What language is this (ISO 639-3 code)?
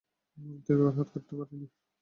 ben